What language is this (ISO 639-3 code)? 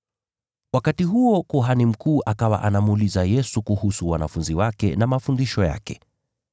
swa